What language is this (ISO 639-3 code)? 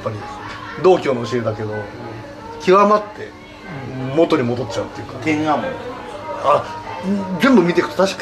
jpn